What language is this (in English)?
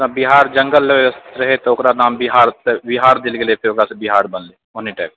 Maithili